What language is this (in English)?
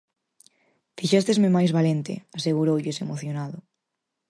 Galician